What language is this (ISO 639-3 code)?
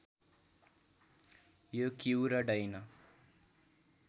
nep